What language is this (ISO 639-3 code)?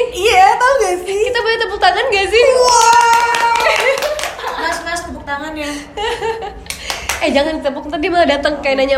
ind